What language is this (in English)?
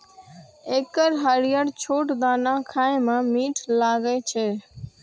Maithili